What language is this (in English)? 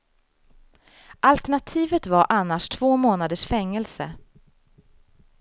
Swedish